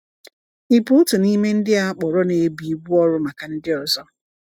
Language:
Igbo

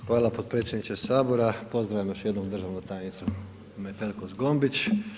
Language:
Croatian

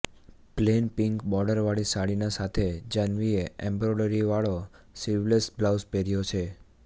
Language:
Gujarati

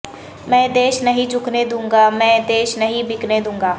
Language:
Urdu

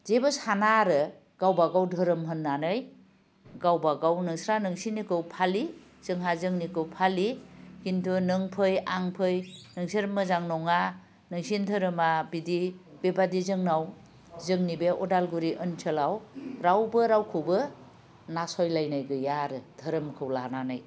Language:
Bodo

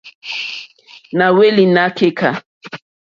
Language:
Mokpwe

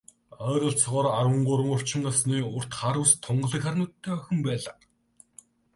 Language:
Mongolian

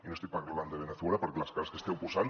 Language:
Catalan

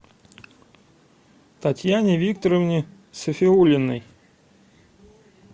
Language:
Russian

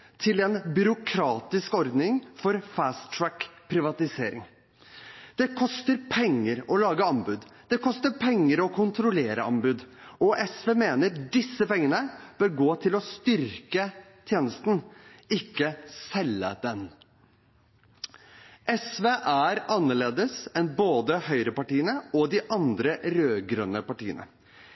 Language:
Norwegian Bokmål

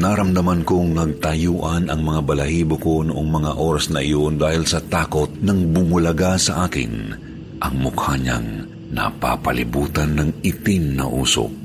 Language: Filipino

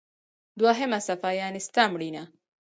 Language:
Pashto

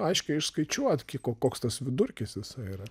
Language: Lithuanian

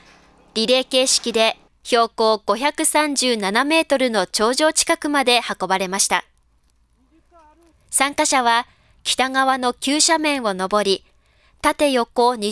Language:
Japanese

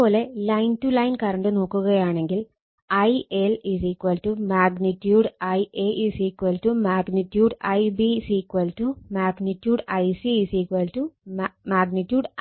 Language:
Malayalam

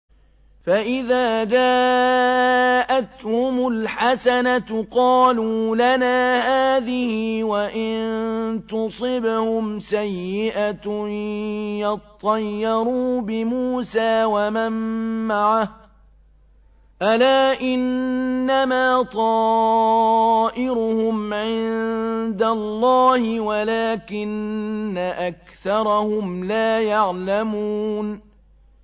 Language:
Arabic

